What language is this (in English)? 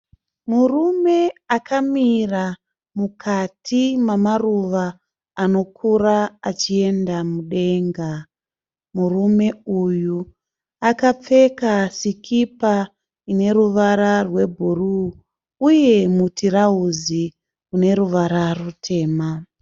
Shona